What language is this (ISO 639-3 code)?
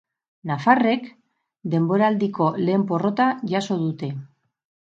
eus